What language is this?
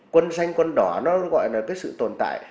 Vietnamese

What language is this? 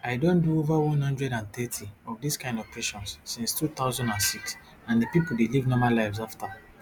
Nigerian Pidgin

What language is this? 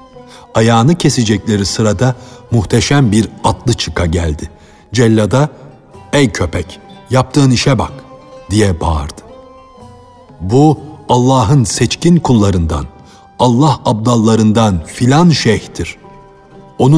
Turkish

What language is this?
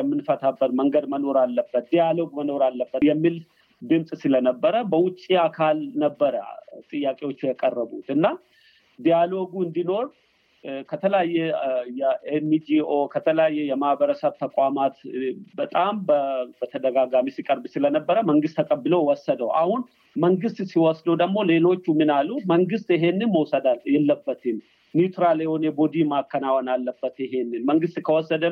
Amharic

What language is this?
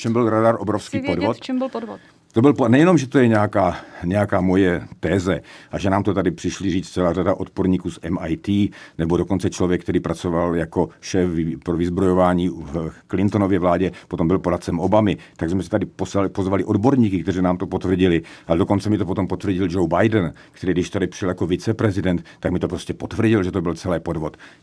Czech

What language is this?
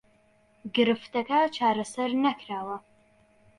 Central Kurdish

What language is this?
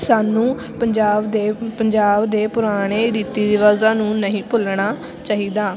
Punjabi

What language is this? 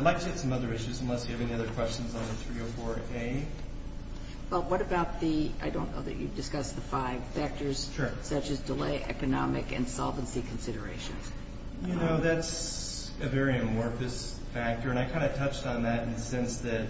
English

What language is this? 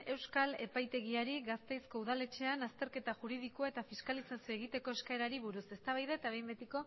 Basque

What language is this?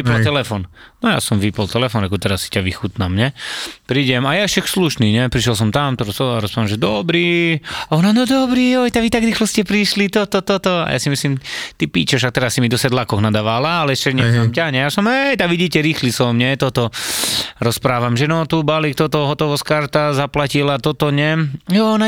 Slovak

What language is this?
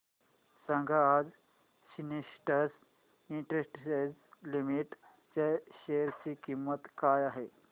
Marathi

